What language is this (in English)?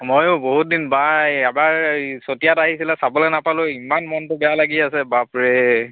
Assamese